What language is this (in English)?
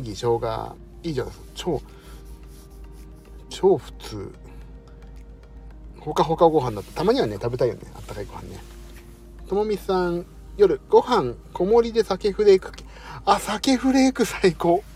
Japanese